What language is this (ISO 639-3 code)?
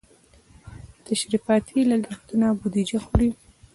pus